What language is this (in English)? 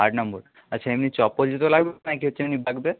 Bangla